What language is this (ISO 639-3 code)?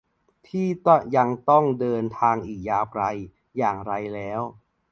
tha